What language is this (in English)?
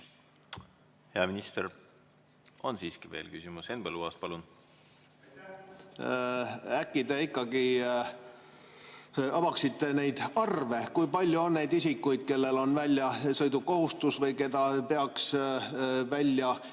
Estonian